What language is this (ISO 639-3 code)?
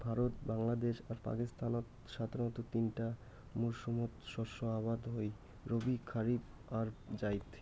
ben